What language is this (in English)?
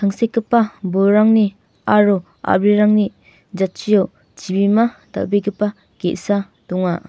Garo